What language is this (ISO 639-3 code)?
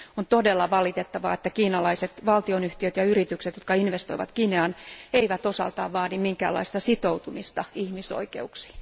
fin